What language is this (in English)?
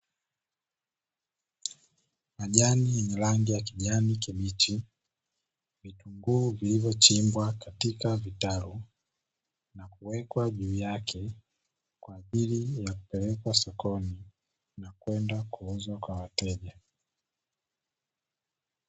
Swahili